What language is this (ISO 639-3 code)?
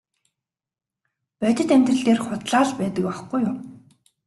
mon